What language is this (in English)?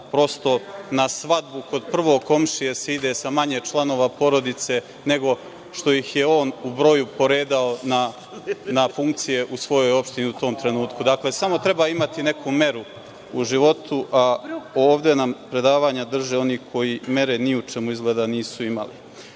Serbian